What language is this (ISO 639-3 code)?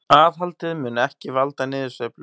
isl